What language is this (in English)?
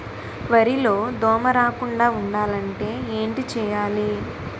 Telugu